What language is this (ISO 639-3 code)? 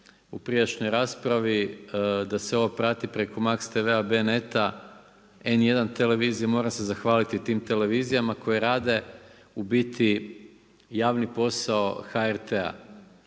hrv